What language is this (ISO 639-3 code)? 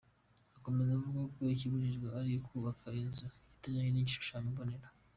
kin